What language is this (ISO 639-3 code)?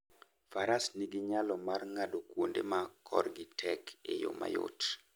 luo